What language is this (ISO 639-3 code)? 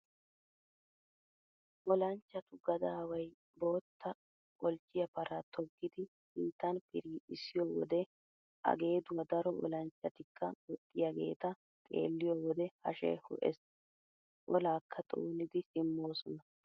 wal